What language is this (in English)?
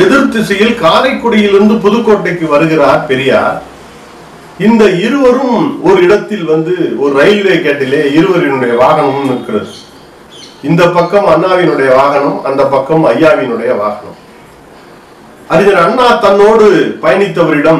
Tamil